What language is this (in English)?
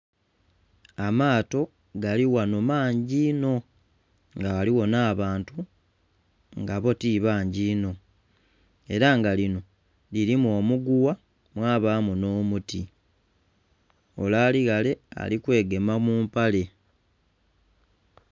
Soga